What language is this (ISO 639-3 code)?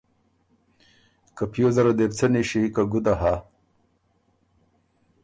oru